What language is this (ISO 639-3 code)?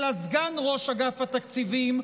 heb